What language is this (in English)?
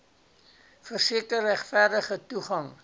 Afrikaans